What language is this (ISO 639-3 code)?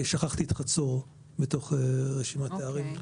heb